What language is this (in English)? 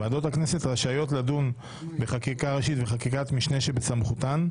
Hebrew